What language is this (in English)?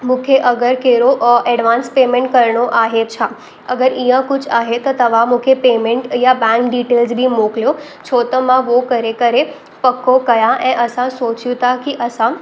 Sindhi